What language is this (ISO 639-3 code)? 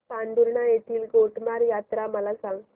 mar